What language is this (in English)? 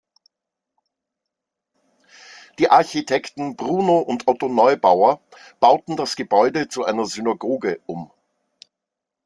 German